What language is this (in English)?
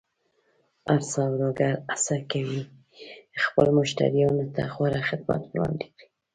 Pashto